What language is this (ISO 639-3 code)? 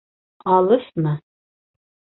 bak